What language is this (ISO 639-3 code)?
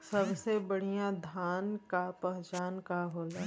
bho